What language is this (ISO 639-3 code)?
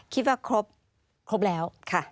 tha